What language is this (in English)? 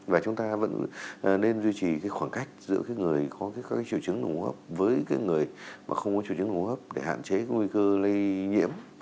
Vietnamese